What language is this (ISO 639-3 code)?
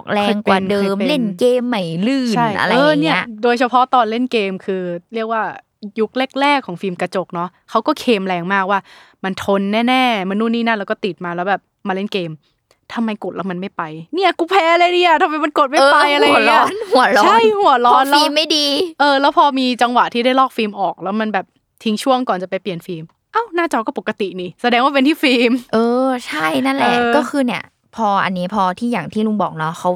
tha